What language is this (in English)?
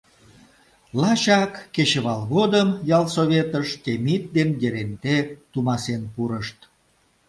Mari